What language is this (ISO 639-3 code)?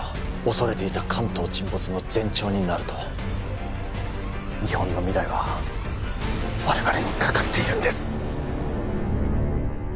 jpn